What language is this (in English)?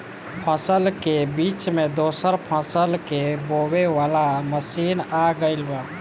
Bhojpuri